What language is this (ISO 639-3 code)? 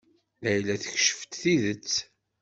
kab